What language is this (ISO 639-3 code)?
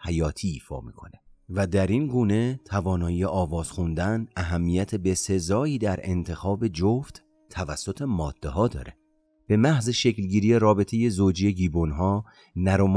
fas